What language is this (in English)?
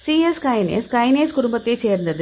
Tamil